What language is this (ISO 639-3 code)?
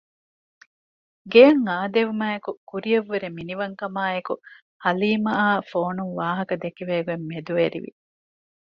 div